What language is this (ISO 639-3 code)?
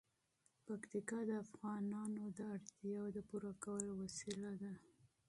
pus